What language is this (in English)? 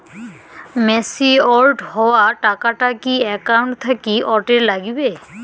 Bangla